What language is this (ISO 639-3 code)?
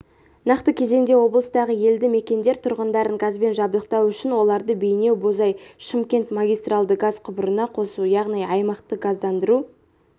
kaz